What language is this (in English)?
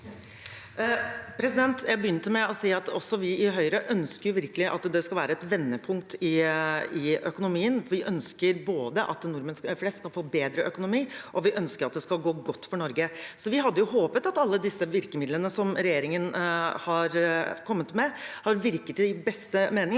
Norwegian